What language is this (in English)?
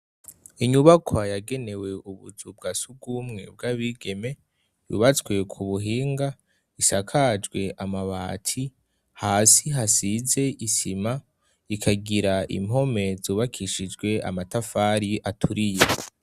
Rundi